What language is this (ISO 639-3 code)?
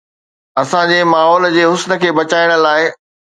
snd